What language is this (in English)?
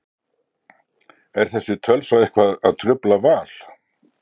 Icelandic